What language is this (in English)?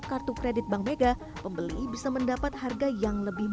Indonesian